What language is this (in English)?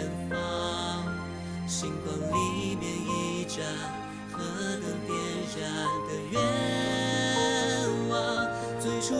Chinese